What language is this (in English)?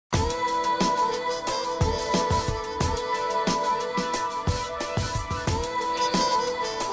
Spanish